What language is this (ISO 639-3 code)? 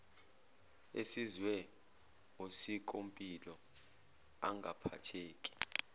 zul